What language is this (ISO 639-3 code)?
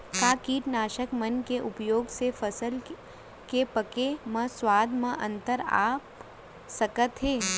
hne